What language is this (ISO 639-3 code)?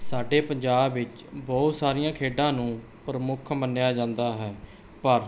pan